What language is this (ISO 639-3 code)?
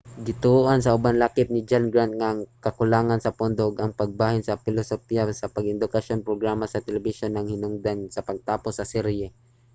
ceb